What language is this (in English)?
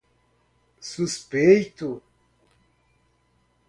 Portuguese